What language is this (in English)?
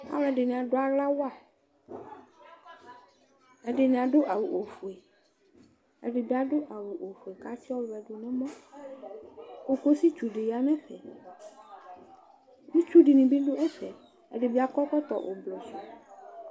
Ikposo